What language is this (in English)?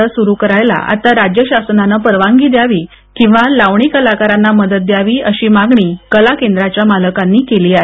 Marathi